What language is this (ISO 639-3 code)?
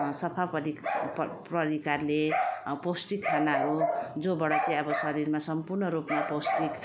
nep